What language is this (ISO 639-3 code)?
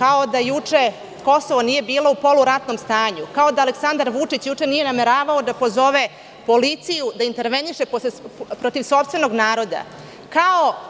srp